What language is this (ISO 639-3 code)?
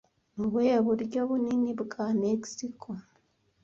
kin